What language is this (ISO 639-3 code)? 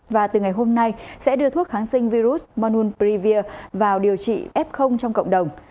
vie